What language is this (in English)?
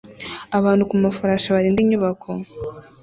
Kinyarwanda